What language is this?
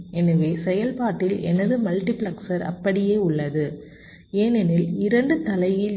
Tamil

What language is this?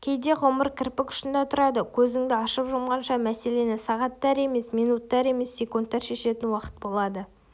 Kazakh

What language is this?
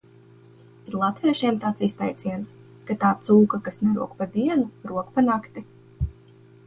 Latvian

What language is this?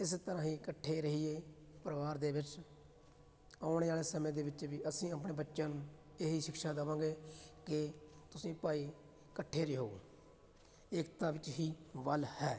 Punjabi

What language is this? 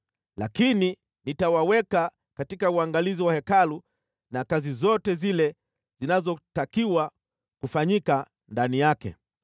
Swahili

